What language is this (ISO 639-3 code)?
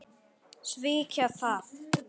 isl